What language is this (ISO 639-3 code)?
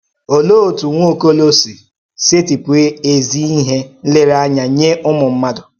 ibo